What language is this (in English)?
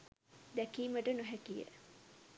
Sinhala